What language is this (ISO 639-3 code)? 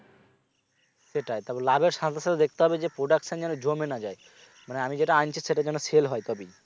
ben